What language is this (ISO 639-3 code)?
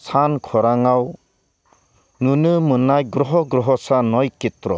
brx